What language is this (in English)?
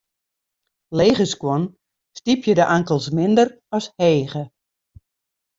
Western Frisian